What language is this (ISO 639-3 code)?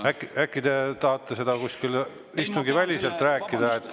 est